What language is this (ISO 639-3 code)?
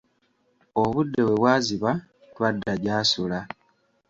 lug